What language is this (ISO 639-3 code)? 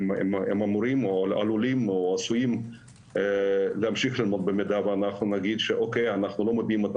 heb